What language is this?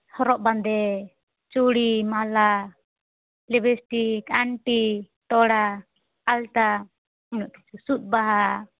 Santali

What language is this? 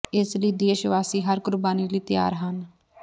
Punjabi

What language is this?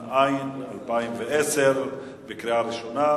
Hebrew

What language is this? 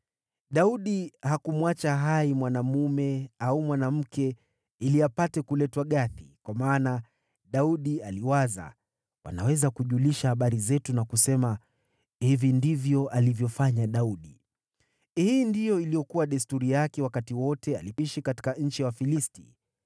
Swahili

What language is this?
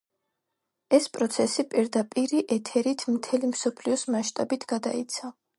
Georgian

